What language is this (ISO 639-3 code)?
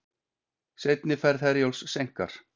isl